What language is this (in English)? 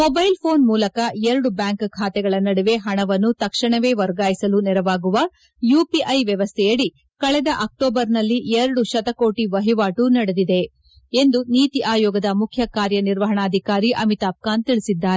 Kannada